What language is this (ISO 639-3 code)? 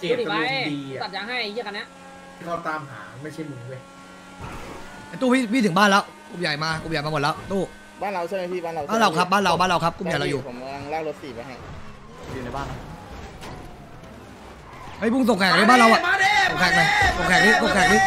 tha